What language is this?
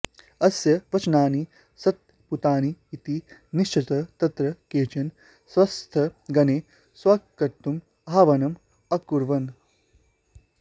Sanskrit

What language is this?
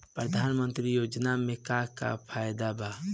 Bhojpuri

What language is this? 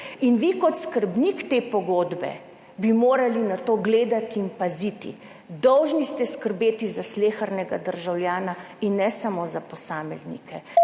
Slovenian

